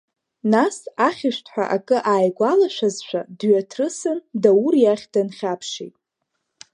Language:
Abkhazian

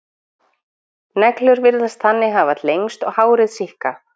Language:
Icelandic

